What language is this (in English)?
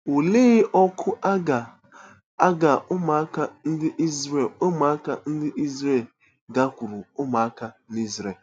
Igbo